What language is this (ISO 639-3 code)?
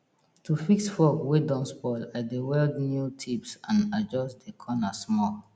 pcm